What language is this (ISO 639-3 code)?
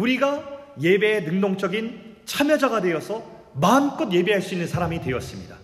kor